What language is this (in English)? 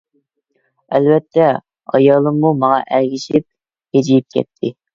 Uyghur